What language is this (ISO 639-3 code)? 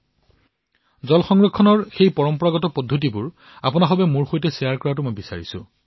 asm